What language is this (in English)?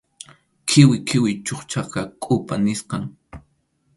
Arequipa-La Unión Quechua